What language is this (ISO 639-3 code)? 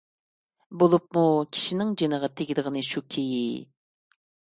uig